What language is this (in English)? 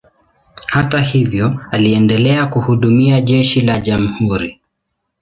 Swahili